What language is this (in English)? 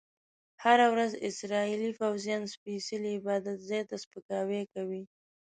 Pashto